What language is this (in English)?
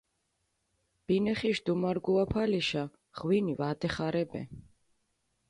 Mingrelian